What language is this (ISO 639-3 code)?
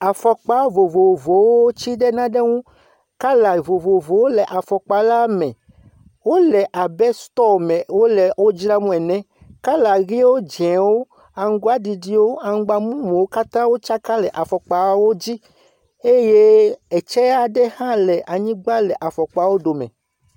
ewe